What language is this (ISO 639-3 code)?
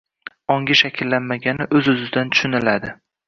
uzb